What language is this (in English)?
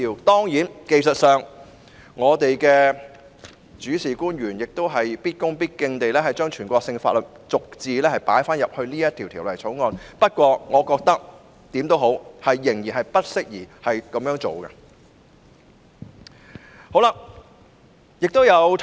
Cantonese